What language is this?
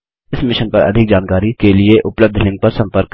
Hindi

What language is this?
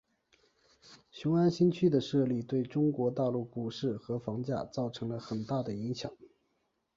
Chinese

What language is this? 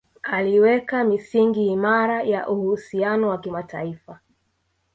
Swahili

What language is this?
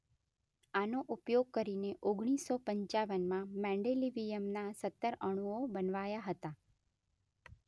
Gujarati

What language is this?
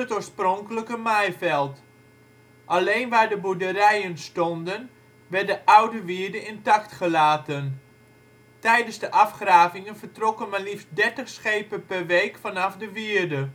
Dutch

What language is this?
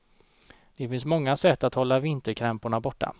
Swedish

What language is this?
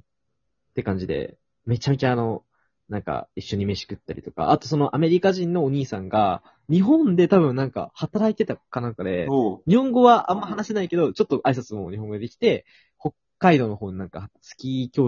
Japanese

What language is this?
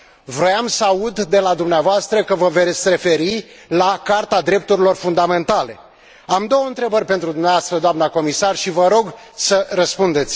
Romanian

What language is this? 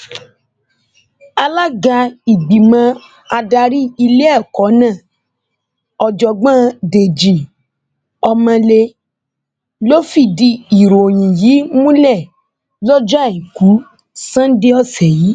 Yoruba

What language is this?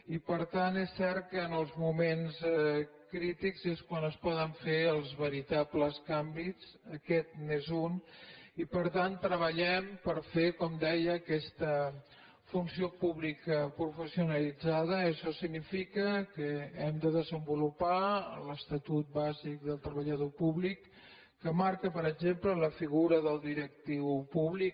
Catalan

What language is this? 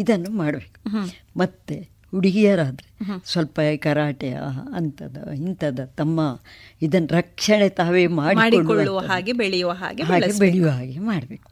Kannada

